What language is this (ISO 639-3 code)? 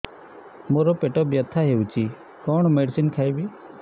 ori